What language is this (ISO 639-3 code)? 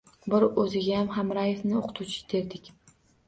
uzb